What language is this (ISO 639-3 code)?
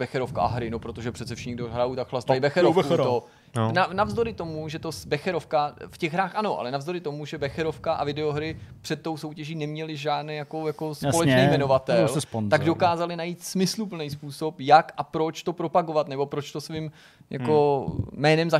ces